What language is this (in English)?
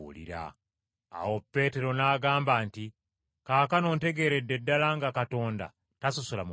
Ganda